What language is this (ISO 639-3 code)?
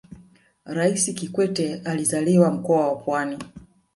swa